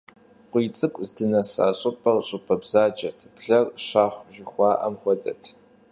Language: Kabardian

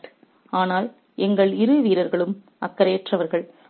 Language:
Tamil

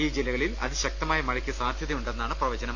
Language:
Malayalam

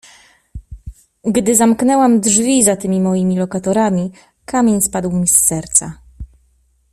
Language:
Polish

